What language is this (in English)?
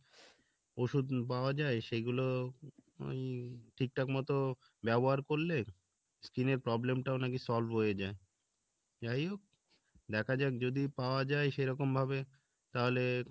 Bangla